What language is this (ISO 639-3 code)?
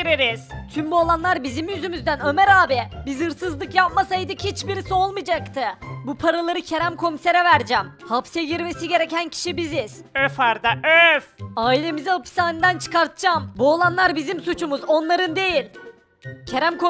tur